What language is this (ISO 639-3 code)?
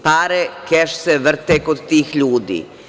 srp